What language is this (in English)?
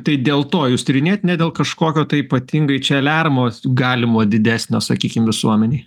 Lithuanian